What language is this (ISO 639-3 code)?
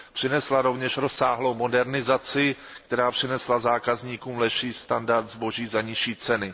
ces